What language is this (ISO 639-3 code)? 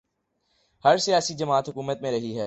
urd